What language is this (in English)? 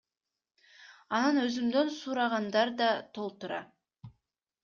Kyrgyz